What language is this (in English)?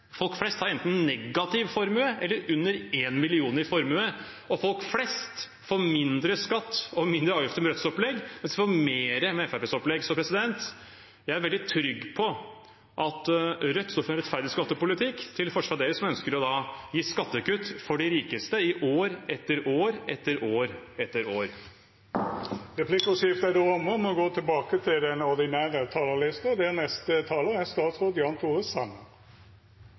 Norwegian